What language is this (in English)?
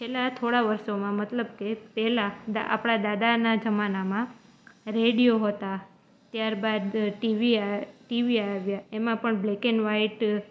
Gujarati